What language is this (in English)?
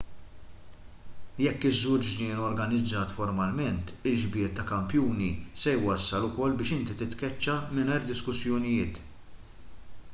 Maltese